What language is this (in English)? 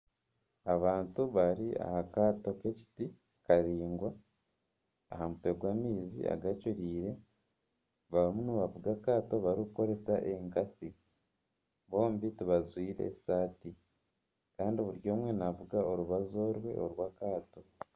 Nyankole